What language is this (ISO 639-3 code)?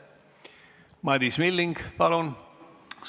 est